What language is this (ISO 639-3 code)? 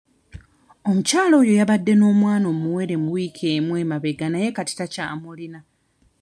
lug